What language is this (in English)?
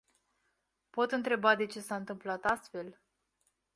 Romanian